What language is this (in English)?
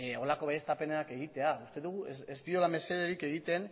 Basque